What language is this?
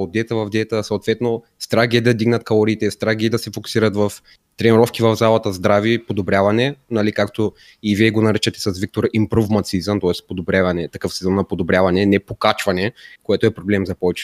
Bulgarian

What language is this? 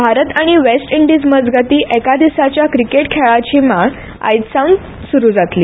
Konkani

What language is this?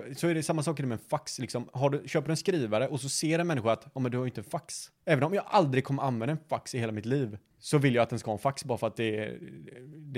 Swedish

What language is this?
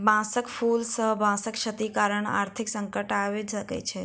Maithili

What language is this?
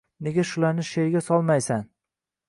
Uzbek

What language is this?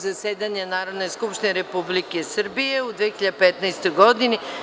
Serbian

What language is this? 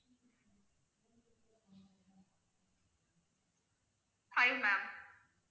Tamil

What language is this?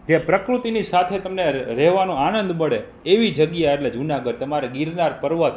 Gujarati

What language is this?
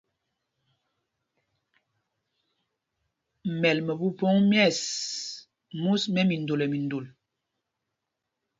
Mpumpong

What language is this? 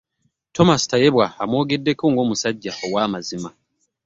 Ganda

